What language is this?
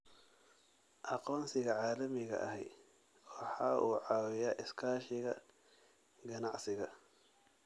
Somali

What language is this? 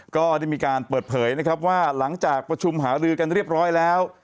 Thai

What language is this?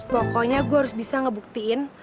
Indonesian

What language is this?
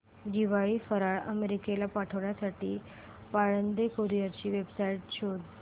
Marathi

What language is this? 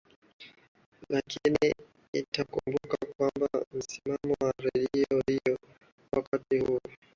Swahili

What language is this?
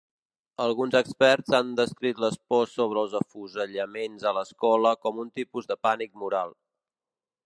Catalan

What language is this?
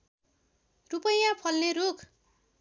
Nepali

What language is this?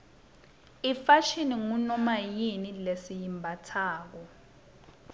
Swati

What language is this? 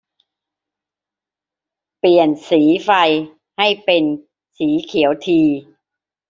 Thai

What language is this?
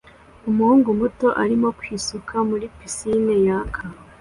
Kinyarwanda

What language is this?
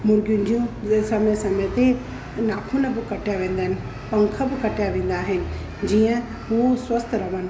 Sindhi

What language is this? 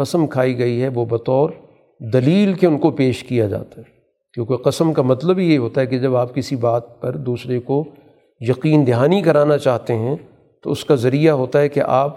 Urdu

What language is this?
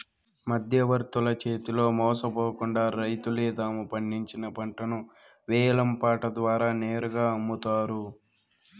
Telugu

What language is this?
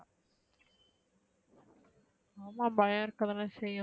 Tamil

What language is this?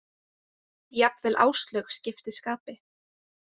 Icelandic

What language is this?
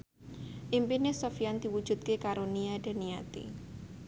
Javanese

